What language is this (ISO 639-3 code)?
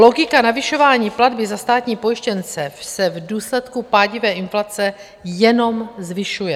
ces